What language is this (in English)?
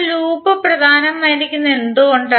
Malayalam